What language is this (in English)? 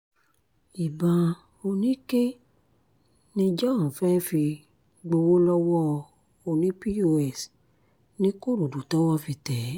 Yoruba